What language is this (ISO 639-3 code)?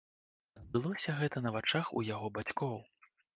bel